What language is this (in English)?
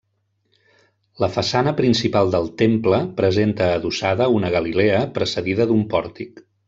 Catalan